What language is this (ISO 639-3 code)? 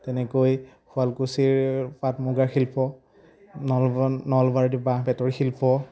asm